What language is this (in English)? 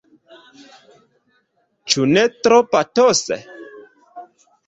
Esperanto